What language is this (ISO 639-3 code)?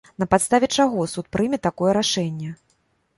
bel